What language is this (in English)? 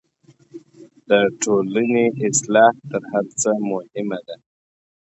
Pashto